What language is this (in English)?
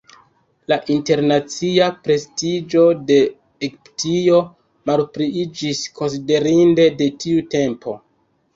Esperanto